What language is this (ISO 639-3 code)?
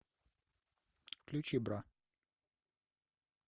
rus